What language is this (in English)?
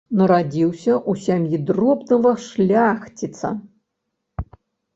Belarusian